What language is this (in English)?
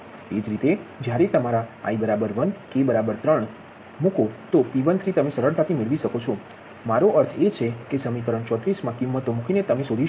Gujarati